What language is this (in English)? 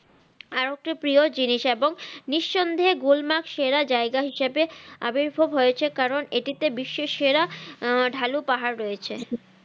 Bangla